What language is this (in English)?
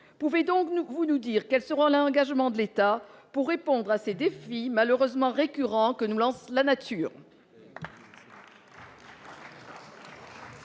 French